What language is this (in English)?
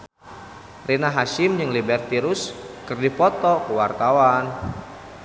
Sundanese